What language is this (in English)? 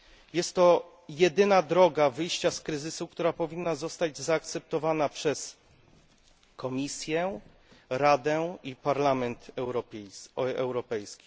Polish